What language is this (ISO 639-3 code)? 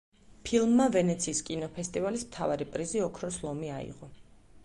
kat